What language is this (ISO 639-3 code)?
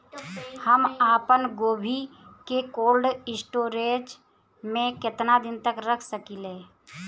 bho